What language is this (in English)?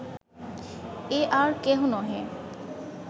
Bangla